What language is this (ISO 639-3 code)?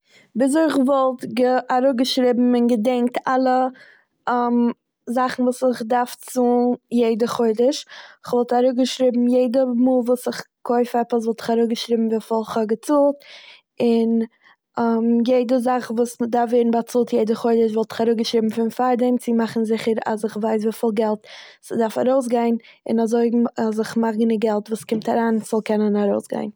yid